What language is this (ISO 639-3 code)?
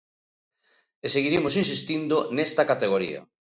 glg